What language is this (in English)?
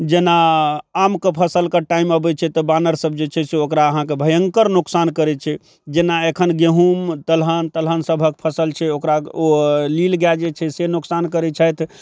Maithili